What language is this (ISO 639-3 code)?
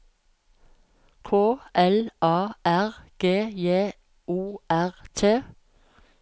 nor